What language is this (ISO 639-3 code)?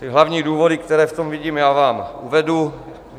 ces